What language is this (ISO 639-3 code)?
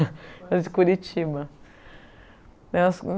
por